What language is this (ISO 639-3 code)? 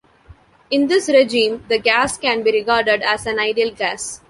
eng